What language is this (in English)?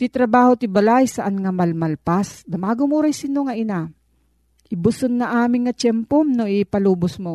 Filipino